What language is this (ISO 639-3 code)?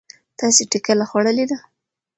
pus